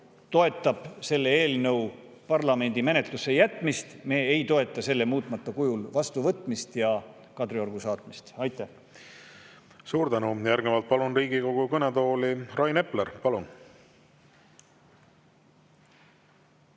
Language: Estonian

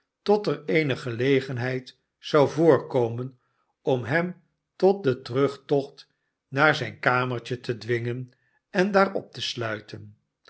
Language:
Dutch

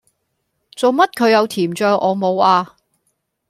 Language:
Cantonese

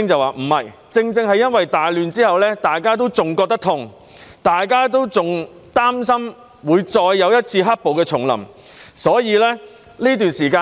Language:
Cantonese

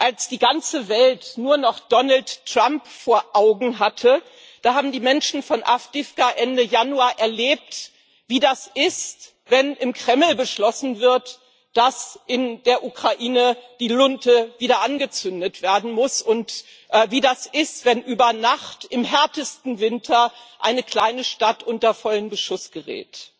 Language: German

